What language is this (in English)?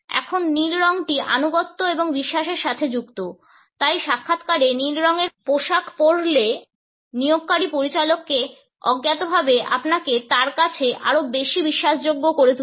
Bangla